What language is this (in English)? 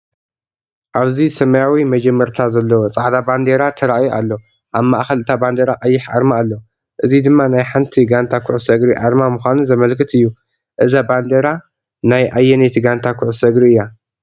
Tigrinya